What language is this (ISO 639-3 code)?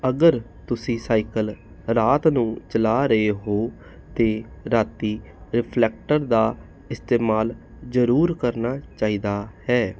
pan